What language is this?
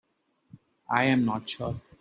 English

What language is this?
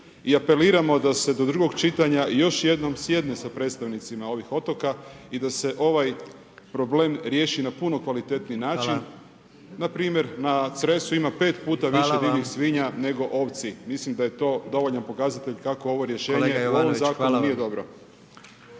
Croatian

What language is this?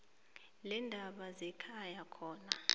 South Ndebele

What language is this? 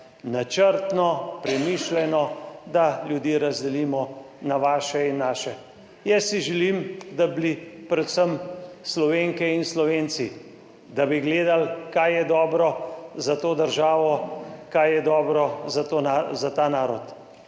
Slovenian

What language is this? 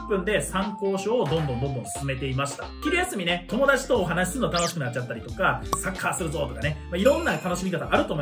Japanese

